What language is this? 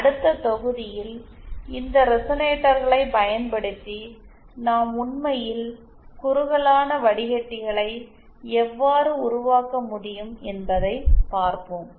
Tamil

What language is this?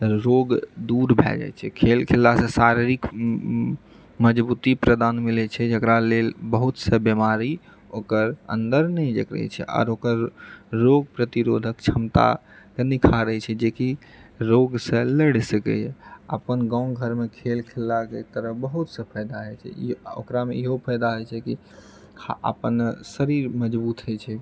Maithili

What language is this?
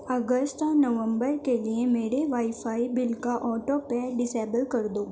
Urdu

